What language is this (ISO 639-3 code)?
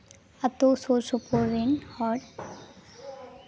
sat